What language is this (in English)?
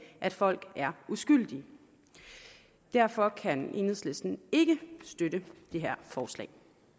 Danish